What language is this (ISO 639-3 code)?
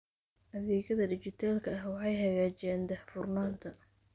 som